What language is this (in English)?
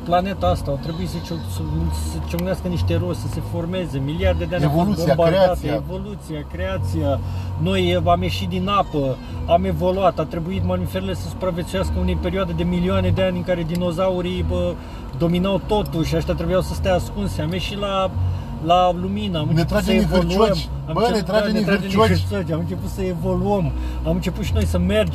Romanian